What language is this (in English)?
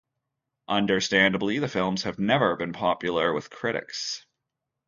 English